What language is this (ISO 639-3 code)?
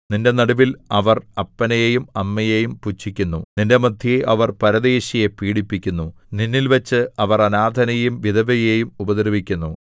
mal